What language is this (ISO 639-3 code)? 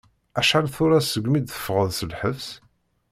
kab